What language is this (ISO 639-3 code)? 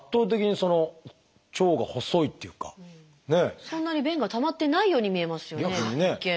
jpn